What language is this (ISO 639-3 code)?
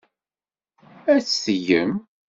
kab